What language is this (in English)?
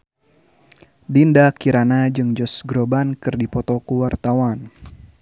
Sundanese